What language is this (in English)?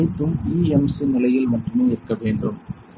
Tamil